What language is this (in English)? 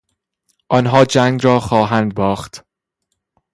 Persian